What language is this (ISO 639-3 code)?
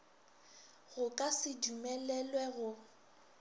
nso